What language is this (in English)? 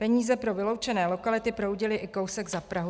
Czech